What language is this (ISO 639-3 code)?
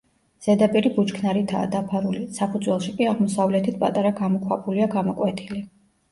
kat